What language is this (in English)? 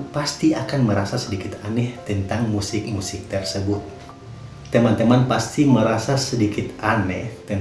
Indonesian